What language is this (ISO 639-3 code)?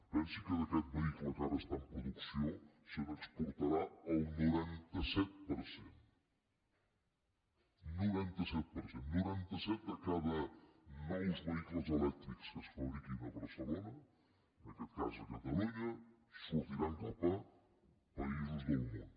cat